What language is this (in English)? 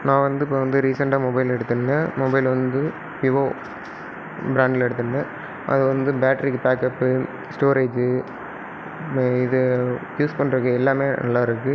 Tamil